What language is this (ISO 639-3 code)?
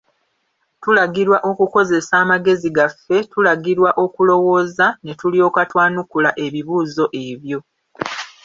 lug